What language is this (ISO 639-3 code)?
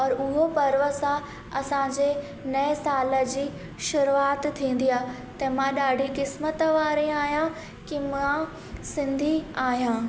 snd